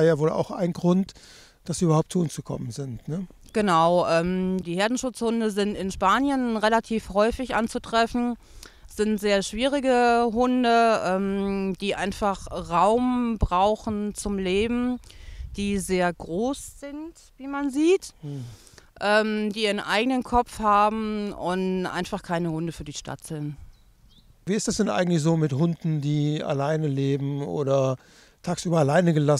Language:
German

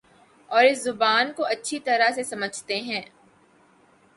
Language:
Urdu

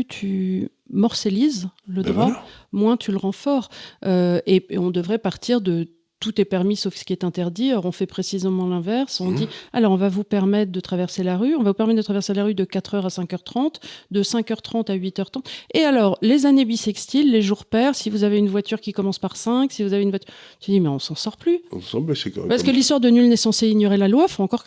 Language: French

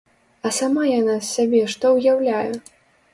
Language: Belarusian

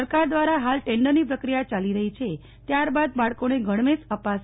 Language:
Gujarati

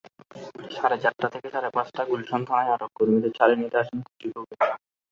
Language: Bangla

